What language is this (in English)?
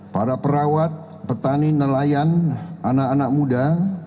Indonesian